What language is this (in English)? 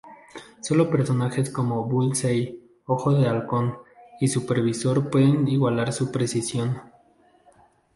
Spanish